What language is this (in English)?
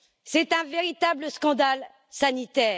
French